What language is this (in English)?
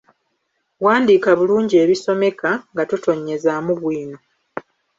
Ganda